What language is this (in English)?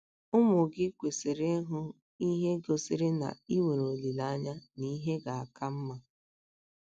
Igbo